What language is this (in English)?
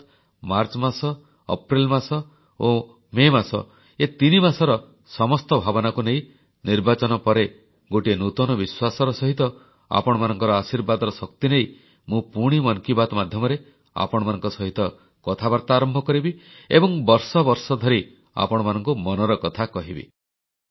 Odia